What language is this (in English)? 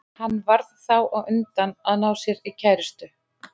Icelandic